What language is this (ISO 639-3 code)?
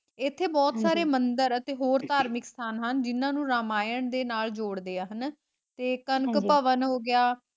pan